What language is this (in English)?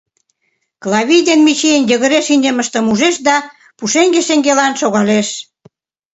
Mari